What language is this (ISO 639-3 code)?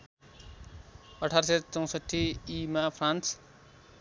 nep